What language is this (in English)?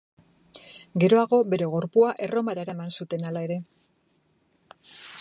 Basque